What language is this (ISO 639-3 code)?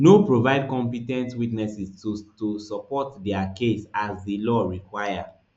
pcm